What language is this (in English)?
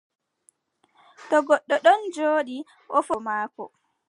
Adamawa Fulfulde